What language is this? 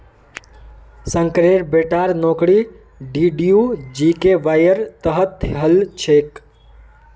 Magahi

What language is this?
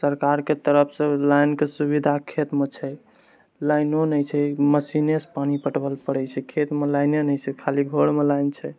Maithili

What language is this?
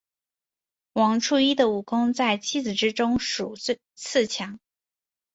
Chinese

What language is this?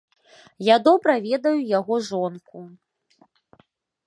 Belarusian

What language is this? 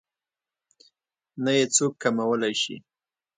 Pashto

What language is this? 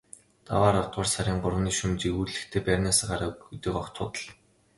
Mongolian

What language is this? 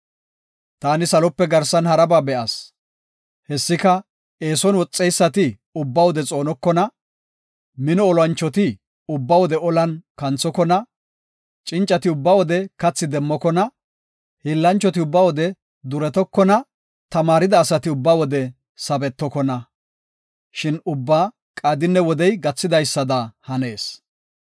Gofa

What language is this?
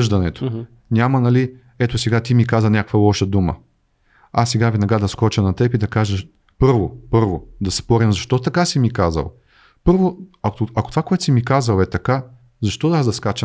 Bulgarian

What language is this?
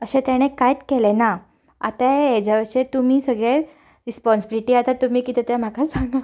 Konkani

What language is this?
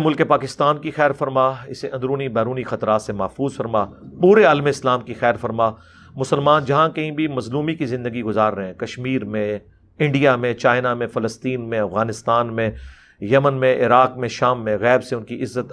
Urdu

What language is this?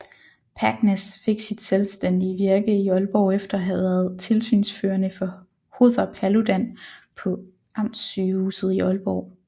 Danish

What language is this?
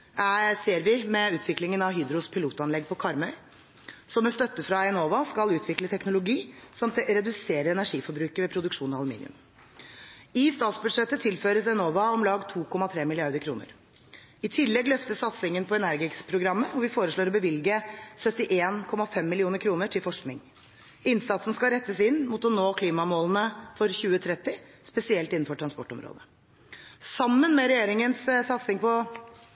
Norwegian Bokmål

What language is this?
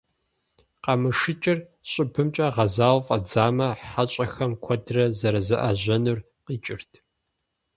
Kabardian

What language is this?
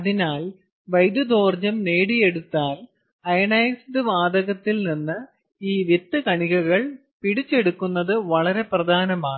Malayalam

